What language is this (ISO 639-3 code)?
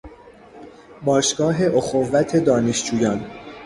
fas